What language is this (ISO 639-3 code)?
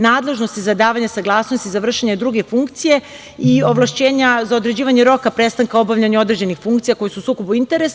srp